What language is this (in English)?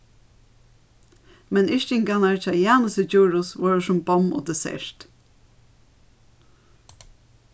Faroese